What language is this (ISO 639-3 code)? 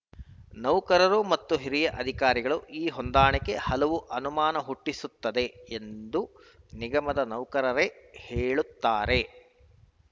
kan